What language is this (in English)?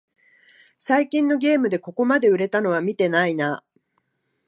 Japanese